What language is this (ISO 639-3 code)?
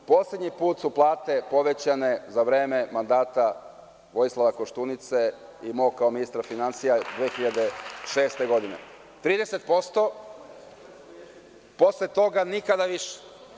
srp